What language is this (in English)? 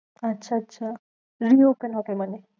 Bangla